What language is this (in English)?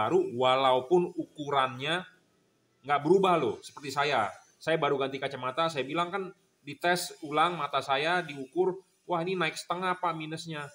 Indonesian